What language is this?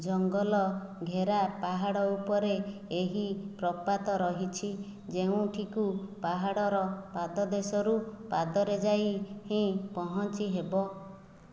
Odia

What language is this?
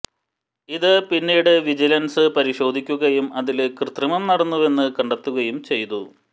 Malayalam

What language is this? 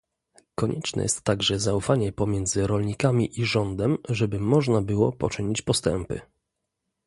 Polish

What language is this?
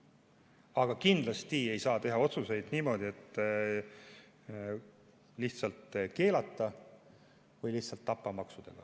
Estonian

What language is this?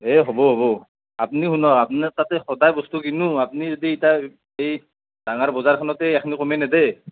Assamese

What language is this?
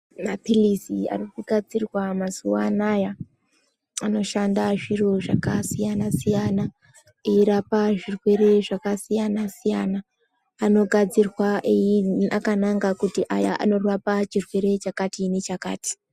Ndau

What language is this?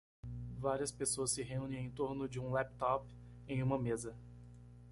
Portuguese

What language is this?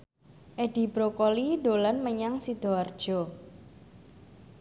Javanese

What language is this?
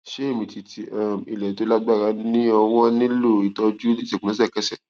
Yoruba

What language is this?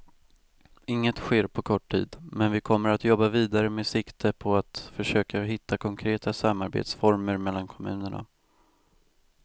Swedish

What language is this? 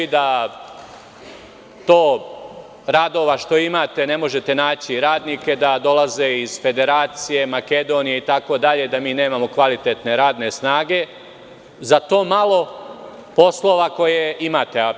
Serbian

